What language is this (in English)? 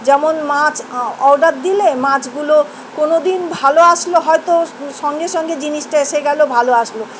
Bangla